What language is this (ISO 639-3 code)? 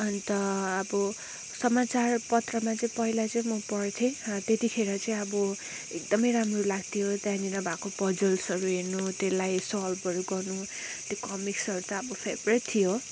nep